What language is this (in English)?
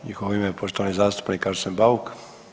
Croatian